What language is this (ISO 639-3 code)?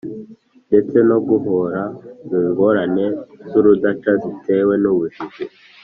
kin